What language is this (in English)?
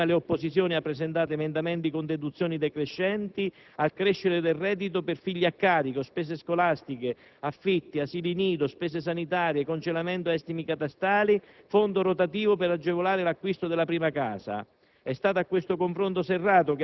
Italian